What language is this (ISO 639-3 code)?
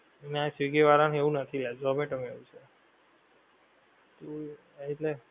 guj